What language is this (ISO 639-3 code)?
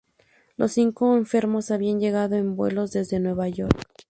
spa